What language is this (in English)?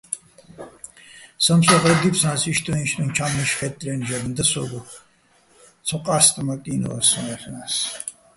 Bats